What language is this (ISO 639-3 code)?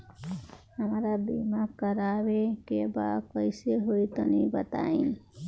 bho